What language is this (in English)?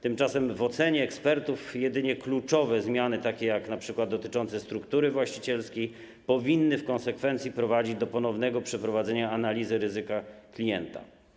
Polish